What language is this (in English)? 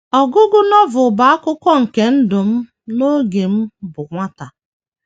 Igbo